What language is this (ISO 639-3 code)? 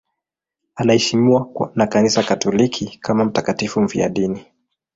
swa